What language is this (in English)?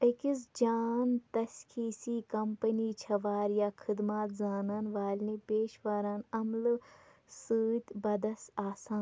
Kashmiri